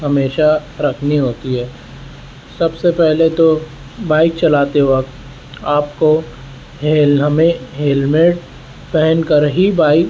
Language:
Urdu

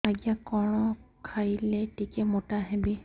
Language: Odia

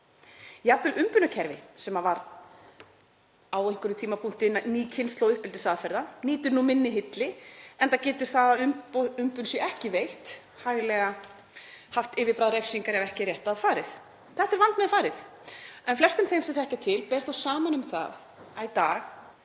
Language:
Icelandic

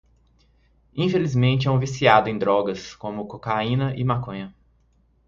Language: Portuguese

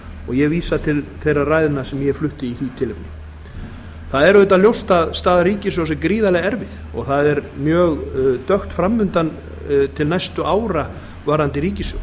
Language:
Icelandic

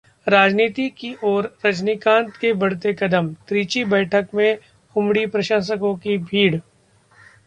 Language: Hindi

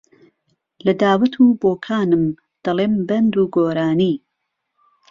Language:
Central Kurdish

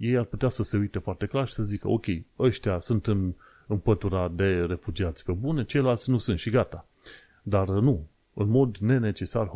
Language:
Romanian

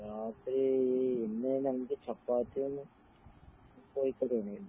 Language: Malayalam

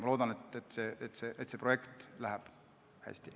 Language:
Estonian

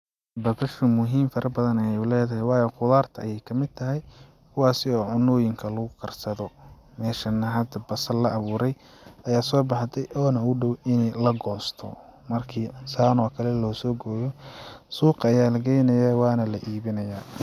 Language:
Somali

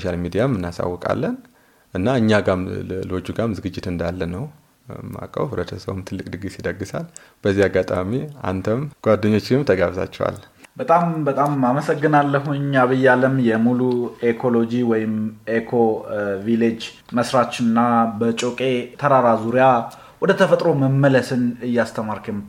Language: Amharic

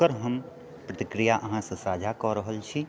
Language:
Maithili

